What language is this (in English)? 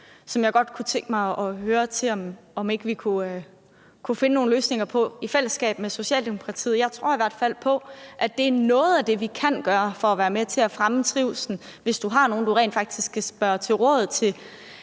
Danish